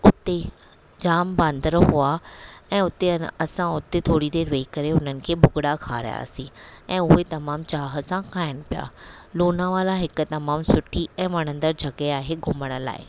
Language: Sindhi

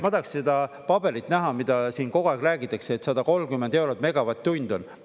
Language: Estonian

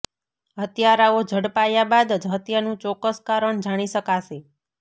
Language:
Gujarati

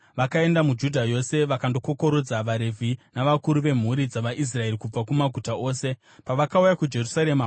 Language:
Shona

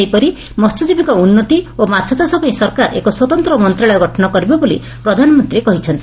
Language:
Odia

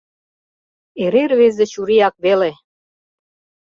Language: Mari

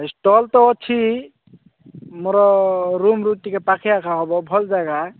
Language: Odia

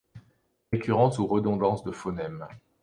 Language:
French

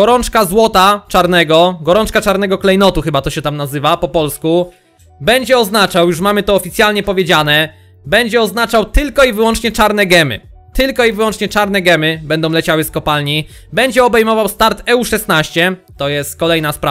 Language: Polish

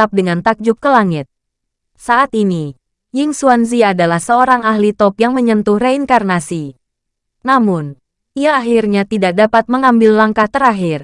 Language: Indonesian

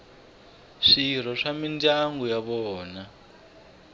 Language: Tsonga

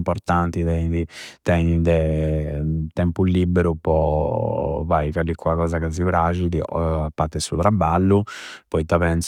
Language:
Campidanese Sardinian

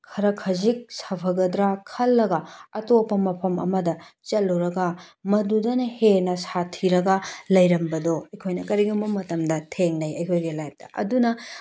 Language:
Manipuri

